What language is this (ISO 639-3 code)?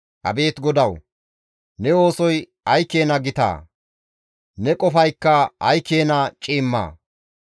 gmv